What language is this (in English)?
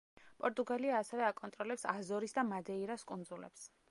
Georgian